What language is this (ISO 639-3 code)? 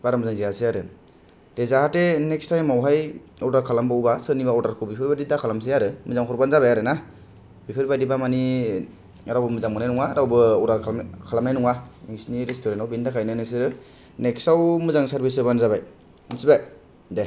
brx